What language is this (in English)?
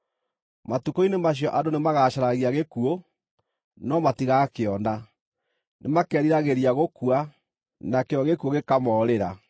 Kikuyu